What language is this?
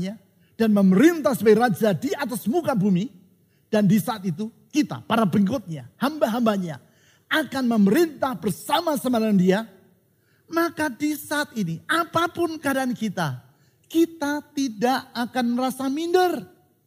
Indonesian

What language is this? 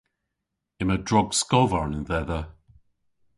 Cornish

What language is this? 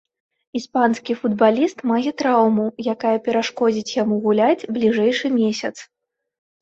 Belarusian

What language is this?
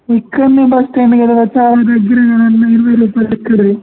Telugu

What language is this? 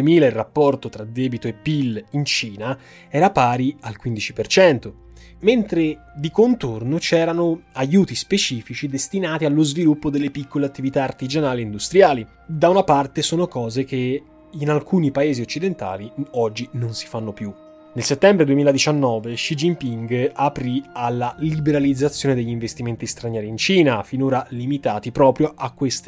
Italian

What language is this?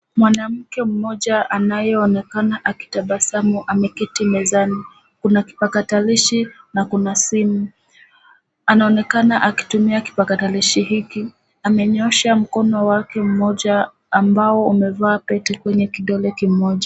Swahili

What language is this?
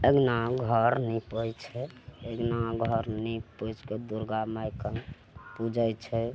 Maithili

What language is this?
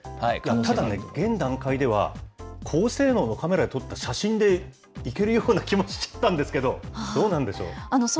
Japanese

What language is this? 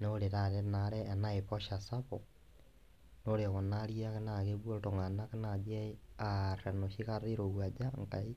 Masai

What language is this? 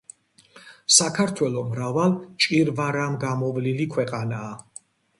Georgian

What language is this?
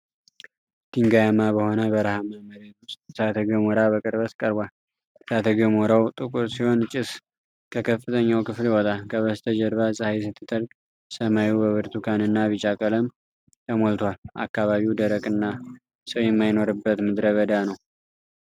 Amharic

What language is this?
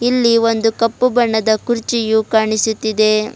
Kannada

